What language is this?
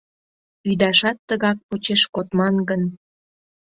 Mari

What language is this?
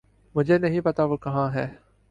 Urdu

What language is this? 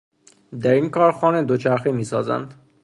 Persian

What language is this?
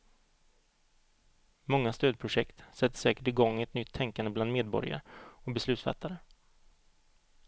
Swedish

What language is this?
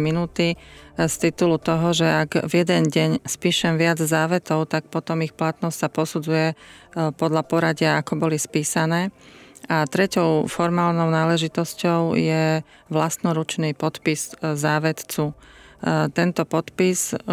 Slovak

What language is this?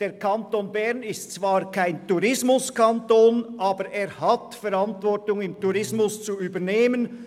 Swiss German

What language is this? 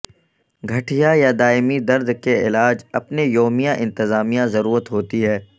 Urdu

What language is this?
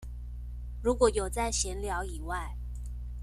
Chinese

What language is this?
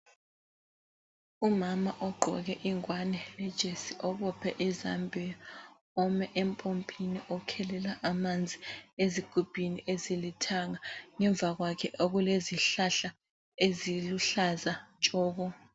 North Ndebele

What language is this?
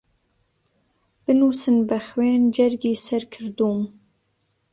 Central Kurdish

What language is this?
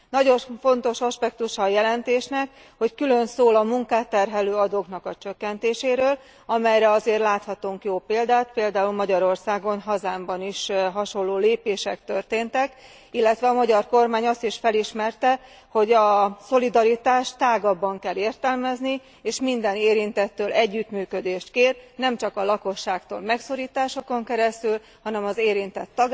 Hungarian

